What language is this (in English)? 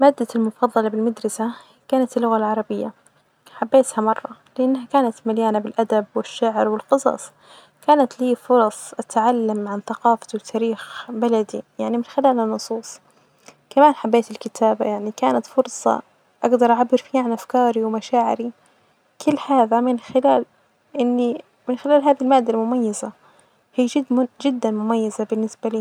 Najdi Arabic